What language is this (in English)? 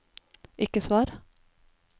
Norwegian